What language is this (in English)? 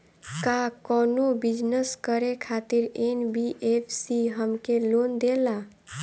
Bhojpuri